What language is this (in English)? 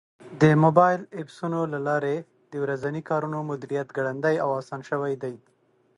Pashto